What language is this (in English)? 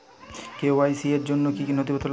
Bangla